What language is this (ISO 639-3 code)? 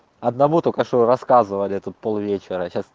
rus